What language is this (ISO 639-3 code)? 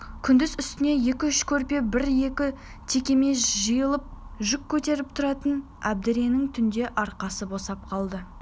kaz